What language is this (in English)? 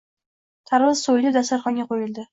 Uzbek